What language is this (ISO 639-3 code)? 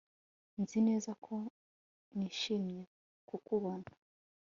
kin